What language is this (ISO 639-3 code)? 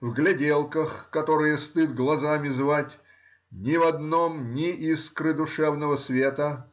rus